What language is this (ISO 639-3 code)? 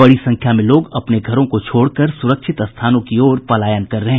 hin